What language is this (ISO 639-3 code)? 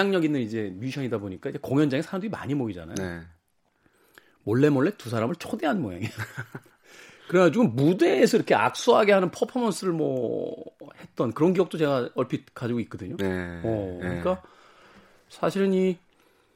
kor